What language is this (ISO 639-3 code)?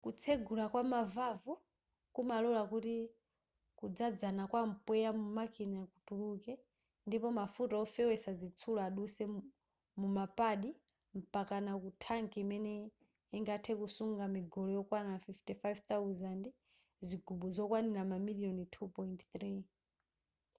nya